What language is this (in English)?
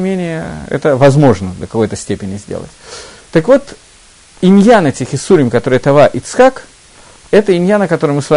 Russian